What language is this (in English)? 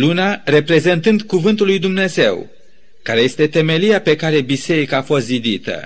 Romanian